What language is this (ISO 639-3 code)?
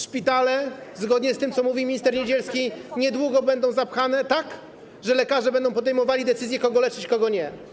pol